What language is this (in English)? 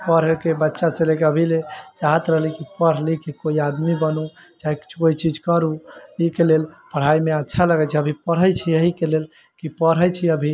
Maithili